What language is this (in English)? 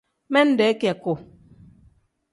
Tem